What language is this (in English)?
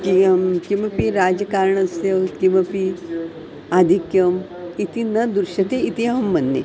Sanskrit